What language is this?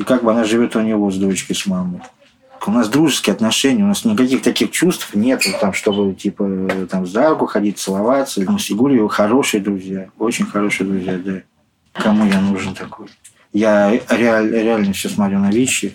Russian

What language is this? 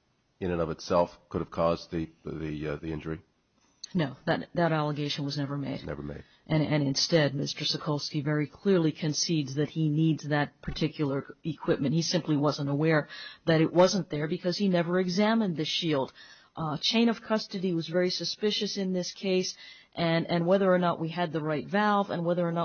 English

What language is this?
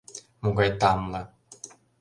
Mari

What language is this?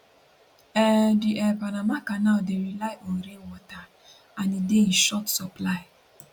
Nigerian Pidgin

